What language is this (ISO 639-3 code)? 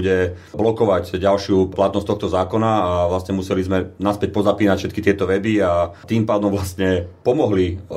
slk